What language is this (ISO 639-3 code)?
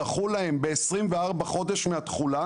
heb